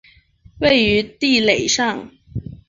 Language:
Chinese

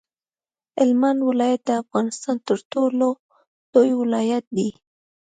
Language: Pashto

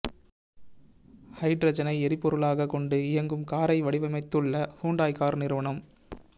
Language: Tamil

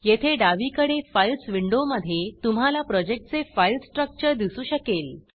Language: Marathi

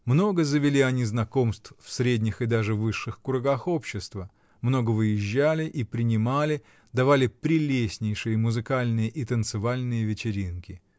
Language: Russian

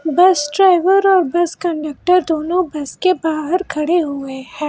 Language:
Hindi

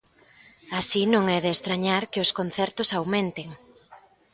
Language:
Galician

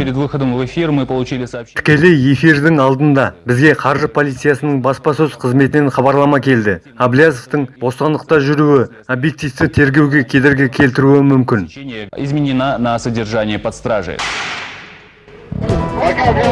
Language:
Kazakh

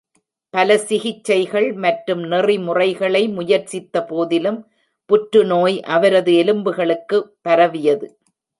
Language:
Tamil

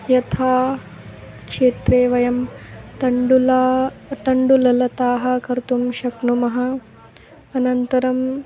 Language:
Sanskrit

